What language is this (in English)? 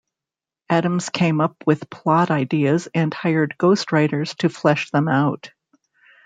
English